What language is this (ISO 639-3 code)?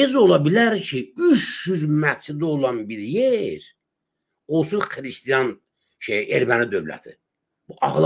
tur